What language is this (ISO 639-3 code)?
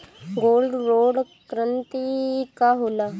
bho